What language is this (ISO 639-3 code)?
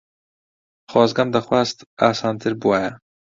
ckb